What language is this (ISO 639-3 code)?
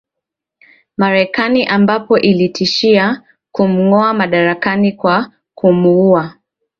swa